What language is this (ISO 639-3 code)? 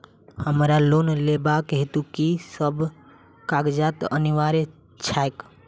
mai